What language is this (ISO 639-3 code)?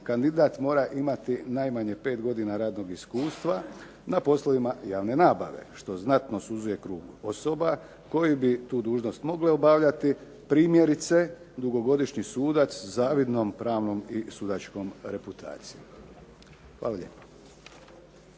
hrv